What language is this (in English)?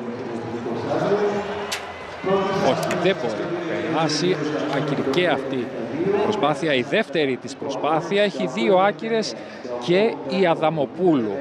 Greek